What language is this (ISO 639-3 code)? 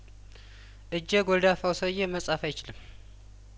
amh